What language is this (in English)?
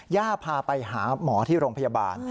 Thai